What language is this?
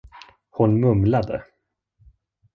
Swedish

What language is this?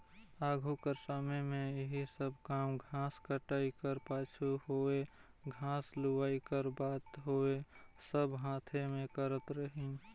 Chhattisgarhi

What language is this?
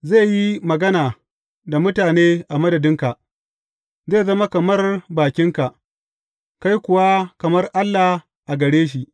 Hausa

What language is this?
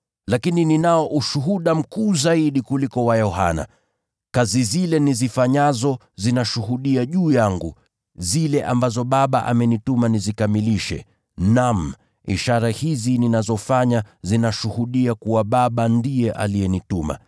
Swahili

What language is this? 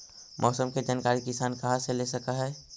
Magahi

